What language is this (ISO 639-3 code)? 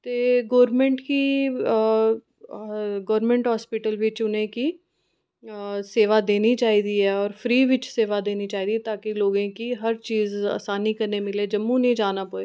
doi